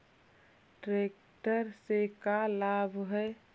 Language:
Magahi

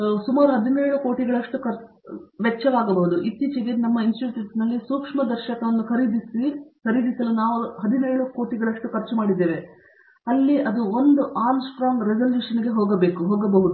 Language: Kannada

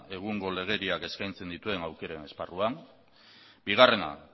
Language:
Basque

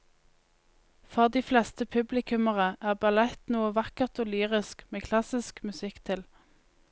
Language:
Norwegian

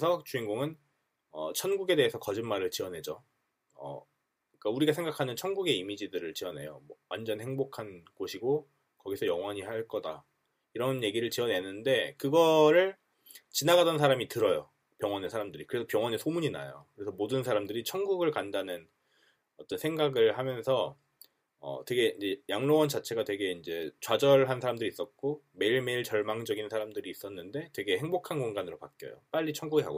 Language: Korean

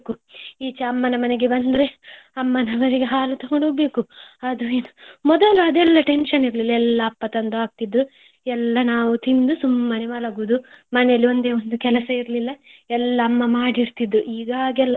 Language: Kannada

